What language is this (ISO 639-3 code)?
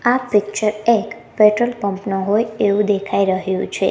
guj